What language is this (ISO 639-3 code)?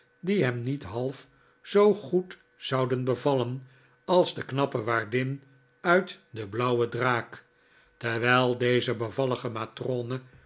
nld